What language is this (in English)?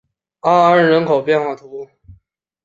Chinese